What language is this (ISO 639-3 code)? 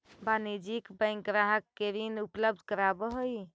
mag